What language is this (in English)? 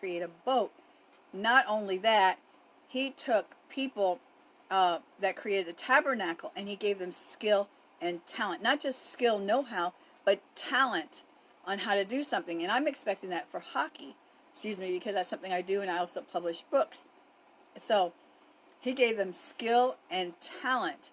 English